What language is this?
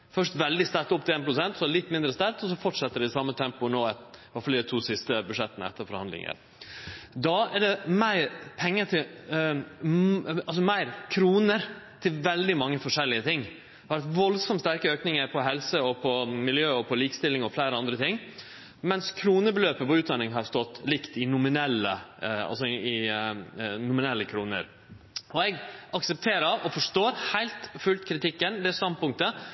Norwegian Nynorsk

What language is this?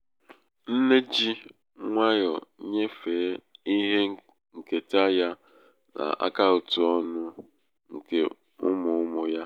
Igbo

